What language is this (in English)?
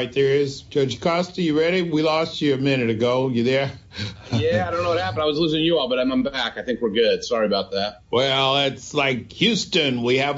English